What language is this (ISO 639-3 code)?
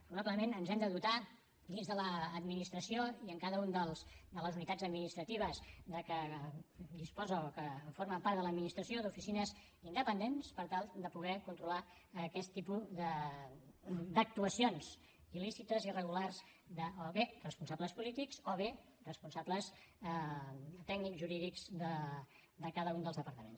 cat